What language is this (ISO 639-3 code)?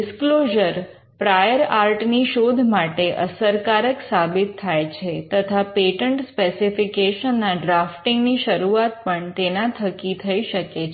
guj